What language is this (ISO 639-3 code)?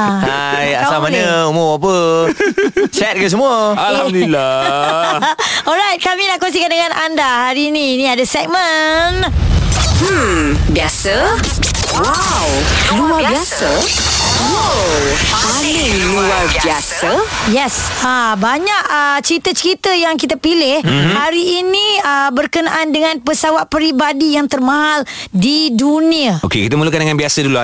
msa